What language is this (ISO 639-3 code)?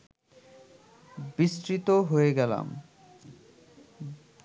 ben